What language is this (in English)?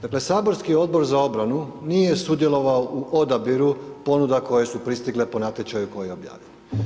Croatian